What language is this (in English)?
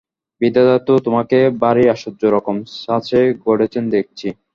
Bangla